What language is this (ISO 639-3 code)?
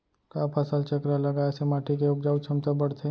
hne